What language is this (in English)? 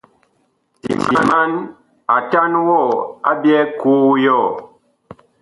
Bakoko